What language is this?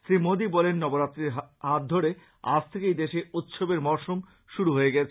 Bangla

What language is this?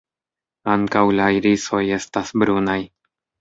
Esperanto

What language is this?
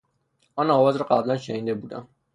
Persian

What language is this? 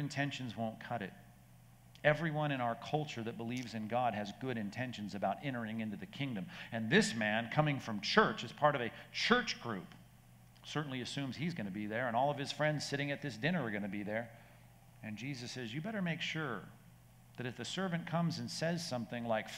English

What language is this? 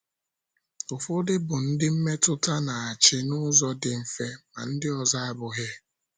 Igbo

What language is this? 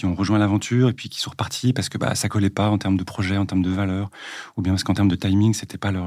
French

